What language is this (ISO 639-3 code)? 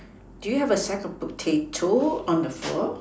eng